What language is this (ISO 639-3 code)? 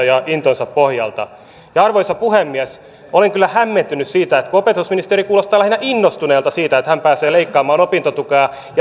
fin